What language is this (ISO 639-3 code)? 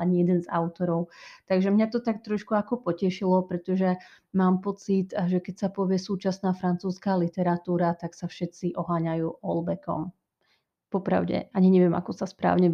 slk